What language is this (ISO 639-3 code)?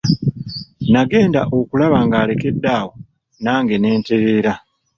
lug